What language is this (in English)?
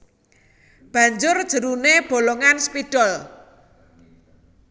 Javanese